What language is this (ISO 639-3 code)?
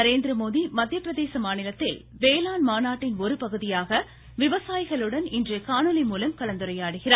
tam